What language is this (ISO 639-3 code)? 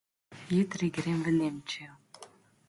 slv